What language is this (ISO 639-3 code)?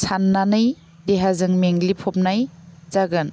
brx